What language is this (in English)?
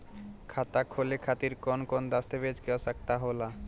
Bhojpuri